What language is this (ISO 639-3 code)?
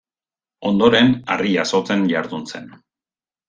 eus